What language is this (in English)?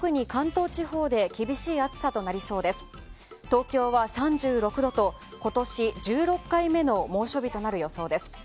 Japanese